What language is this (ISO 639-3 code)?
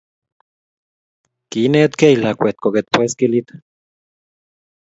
kln